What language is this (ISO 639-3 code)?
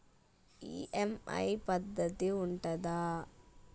tel